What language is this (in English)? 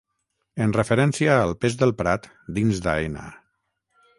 Catalan